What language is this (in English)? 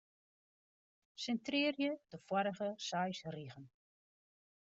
Western Frisian